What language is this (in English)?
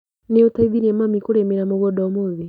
Kikuyu